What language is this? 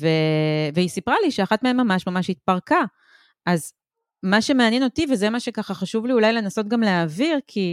Hebrew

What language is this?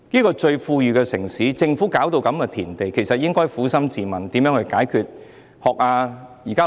Cantonese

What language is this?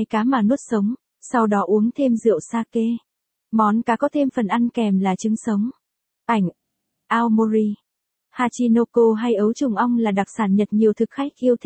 Vietnamese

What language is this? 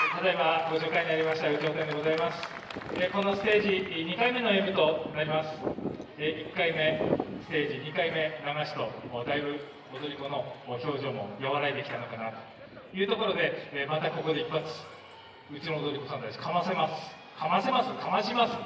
Japanese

